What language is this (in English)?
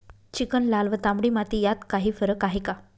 Marathi